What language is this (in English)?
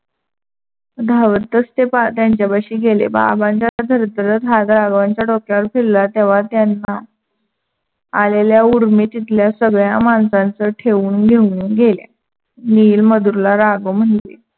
Marathi